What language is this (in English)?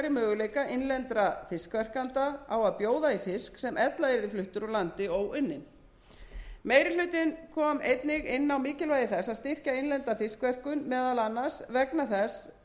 Icelandic